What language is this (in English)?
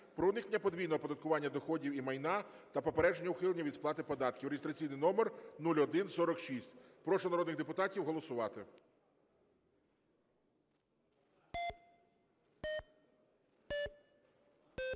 Ukrainian